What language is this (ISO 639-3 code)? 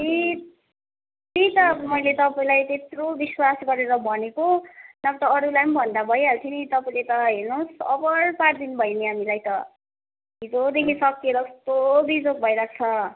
nep